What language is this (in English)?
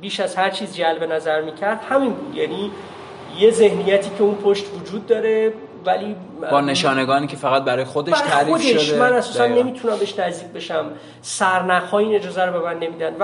Persian